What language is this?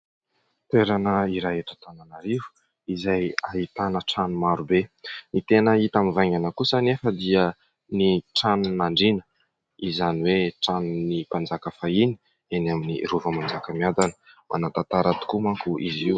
Malagasy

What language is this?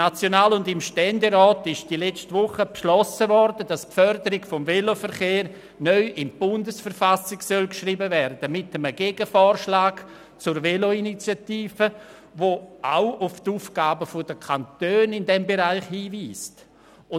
Swiss German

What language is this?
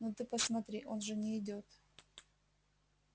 Russian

